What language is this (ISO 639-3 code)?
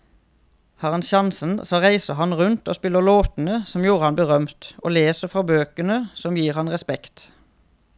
nor